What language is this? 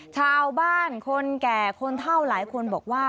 Thai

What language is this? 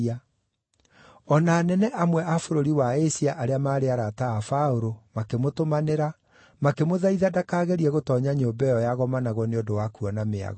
Kikuyu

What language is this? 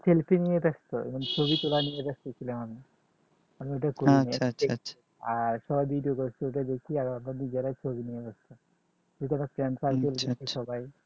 Bangla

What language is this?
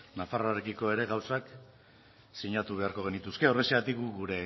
Basque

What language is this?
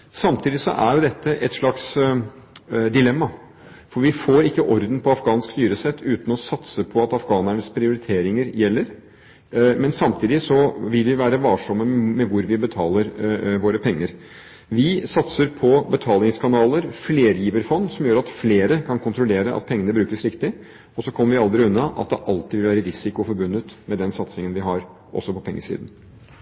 Norwegian Bokmål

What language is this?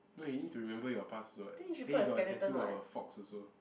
English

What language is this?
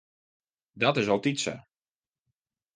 Western Frisian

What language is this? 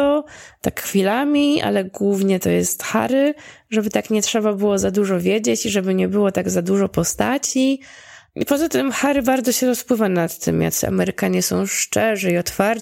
Polish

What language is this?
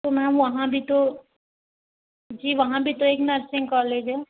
Hindi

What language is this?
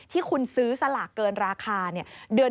Thai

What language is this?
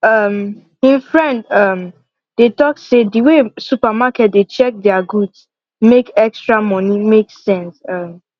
Nigerian Pidgin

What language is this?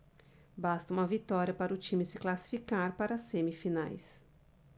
Portuguese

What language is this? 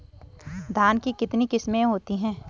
Hindi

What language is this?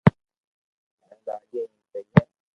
Loarki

